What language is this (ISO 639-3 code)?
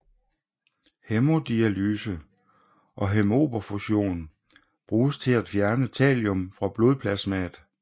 dan